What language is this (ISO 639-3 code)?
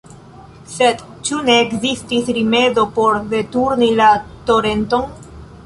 epo